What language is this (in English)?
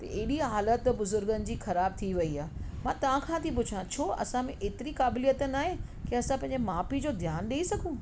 Sindhi